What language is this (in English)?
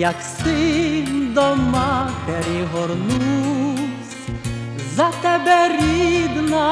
Ukrainian